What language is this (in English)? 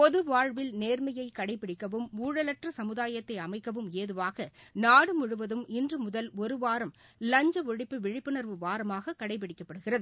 Tamil